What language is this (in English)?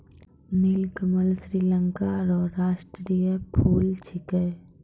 Maithili